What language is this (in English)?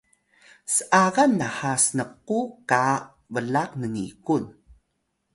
Atayal